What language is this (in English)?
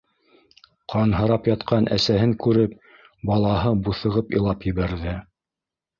Bashkir